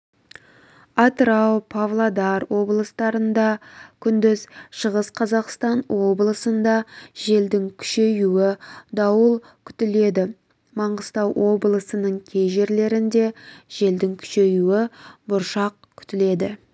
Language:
Kazakh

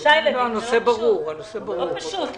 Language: Hebrew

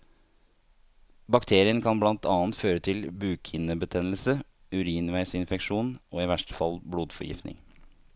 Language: Norwegian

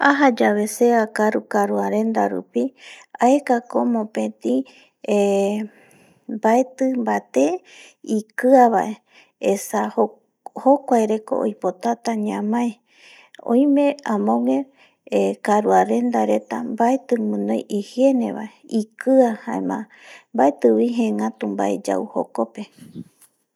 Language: Eastern Bolivian Guaraní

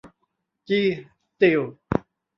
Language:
Thai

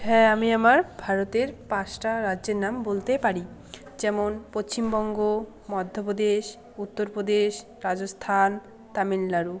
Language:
Bangla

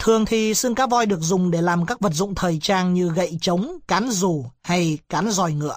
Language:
Vietnamese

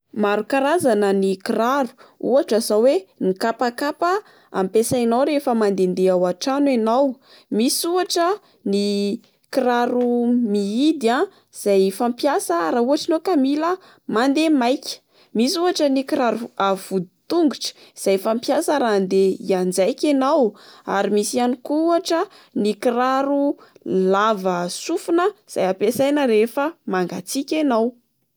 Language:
Malagasy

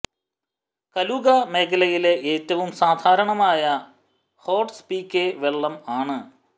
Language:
Malayalam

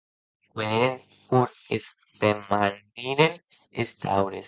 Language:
Occitan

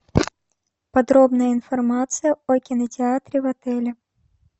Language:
Russian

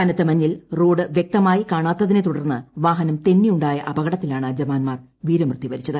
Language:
Malayalam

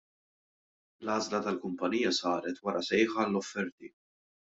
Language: Maltese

